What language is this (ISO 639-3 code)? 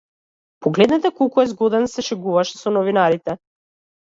mkd